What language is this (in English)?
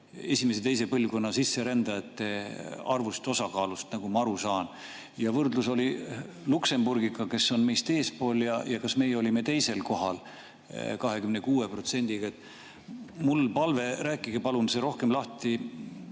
Estonian